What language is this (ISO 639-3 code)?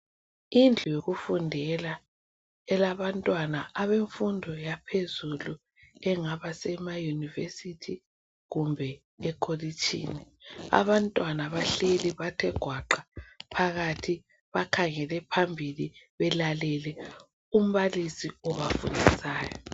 nde